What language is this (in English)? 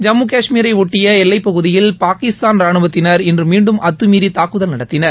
Tamil